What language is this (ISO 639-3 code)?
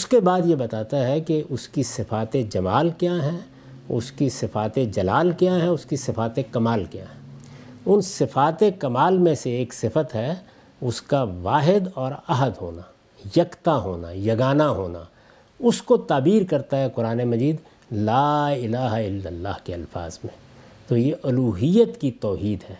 urd